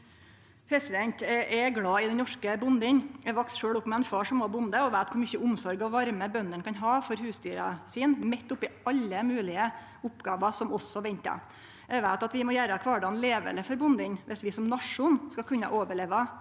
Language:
Norwegian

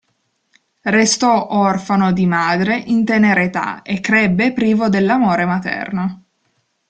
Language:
Italian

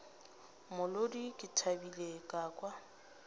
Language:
Northern Sotho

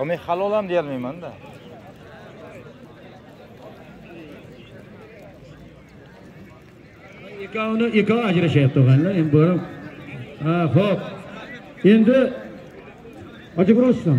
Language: Turkish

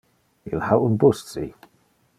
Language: Interlingua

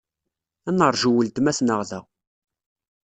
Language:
Kabyle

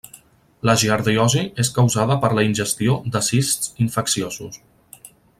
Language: Catalan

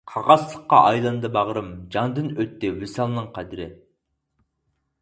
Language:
Uyghur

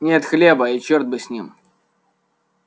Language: Russian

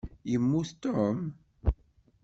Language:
Kabyle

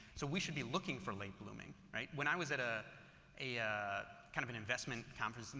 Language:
English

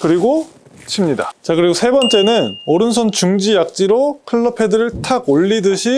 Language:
Korean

